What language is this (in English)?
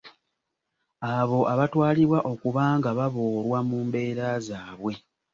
Ganda